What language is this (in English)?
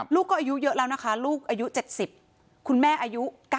Thai